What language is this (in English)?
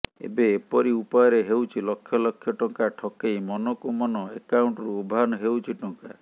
Odia